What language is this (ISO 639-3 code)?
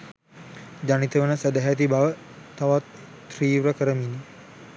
sin